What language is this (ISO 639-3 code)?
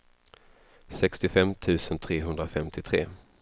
swe